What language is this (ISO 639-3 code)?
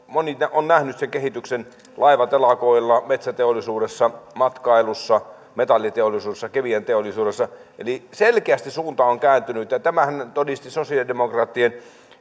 fin